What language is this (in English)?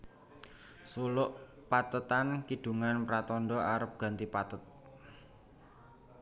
Javanese